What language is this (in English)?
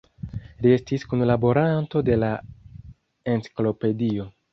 Esperanto